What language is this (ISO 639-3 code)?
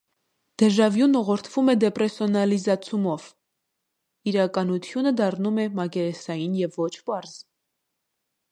hye